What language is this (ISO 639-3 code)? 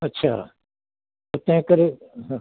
snd